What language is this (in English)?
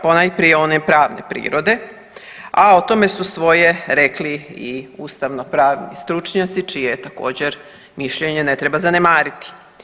Croatian